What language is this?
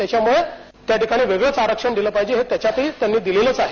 Marathi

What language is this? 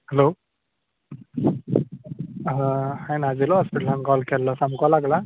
Konkani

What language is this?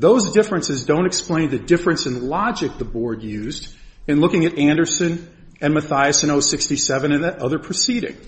English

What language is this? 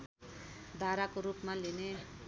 Nepali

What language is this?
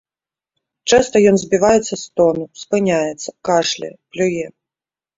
Belarusian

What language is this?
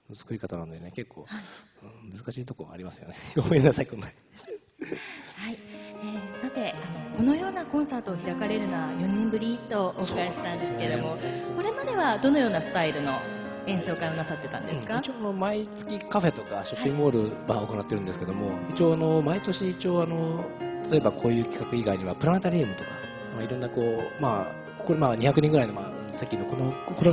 Japanese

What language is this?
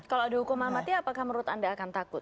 Indonesian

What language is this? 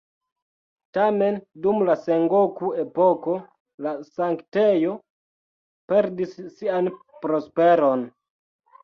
Esperanto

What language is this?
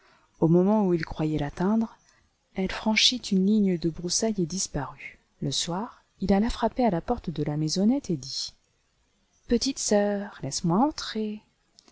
French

